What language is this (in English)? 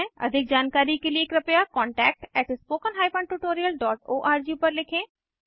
Hindi